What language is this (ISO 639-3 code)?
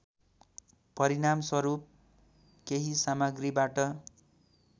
nep